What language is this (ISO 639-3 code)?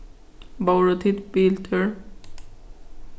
fao